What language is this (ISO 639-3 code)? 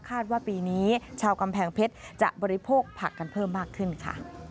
tha